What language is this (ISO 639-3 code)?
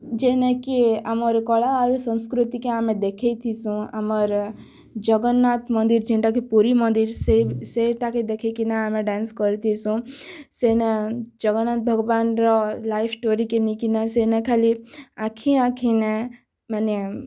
ori